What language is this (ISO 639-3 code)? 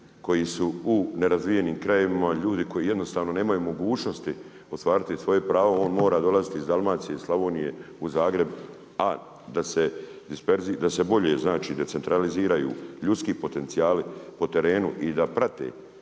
hrv